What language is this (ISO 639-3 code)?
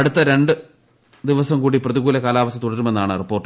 mal